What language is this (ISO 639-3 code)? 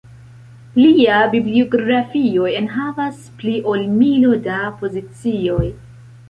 epo